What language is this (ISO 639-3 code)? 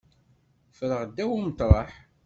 kab